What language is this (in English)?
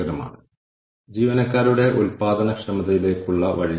Malayalam